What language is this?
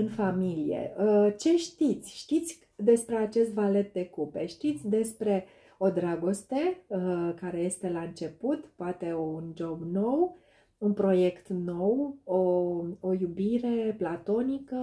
Romanian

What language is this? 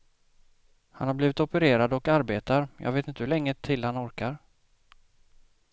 Swedish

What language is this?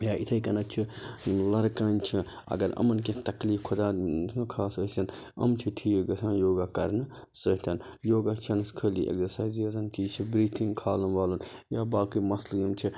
Kashmiri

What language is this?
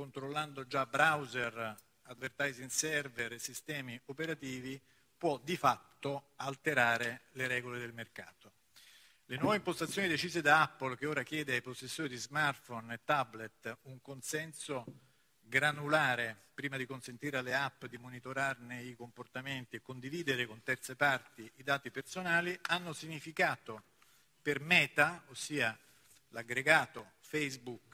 Italian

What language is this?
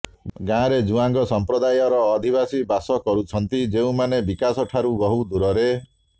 Odia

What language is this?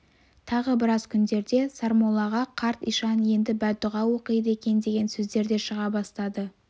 Kazakh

